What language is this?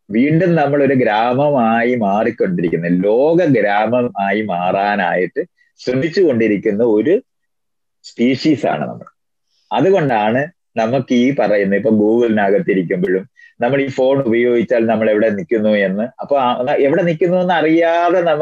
Malayalam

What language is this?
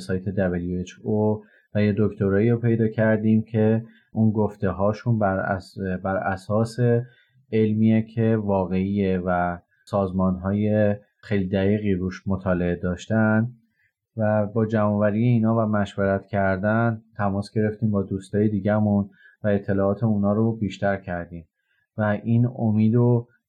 Persian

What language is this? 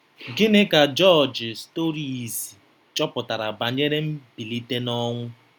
Igbo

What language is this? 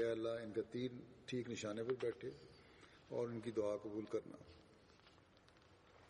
Tamil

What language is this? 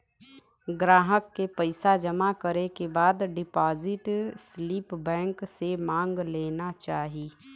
Bhojpuri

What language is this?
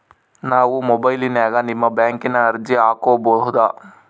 Kannada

